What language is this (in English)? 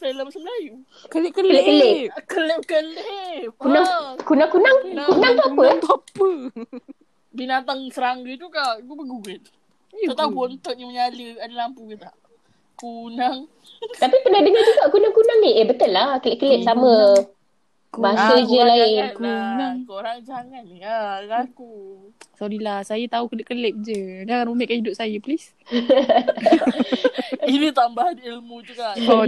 Malay